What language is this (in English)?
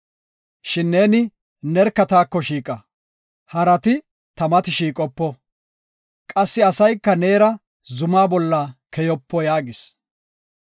Gofa